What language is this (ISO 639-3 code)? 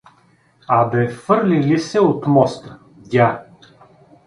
bul